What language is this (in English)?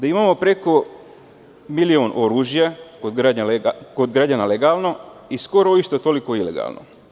Serbian